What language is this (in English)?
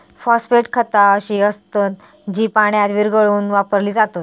Marathi